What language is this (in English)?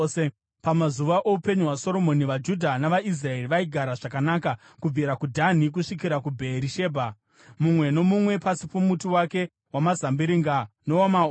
Shona